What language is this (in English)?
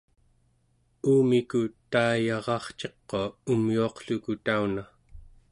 Central Yupik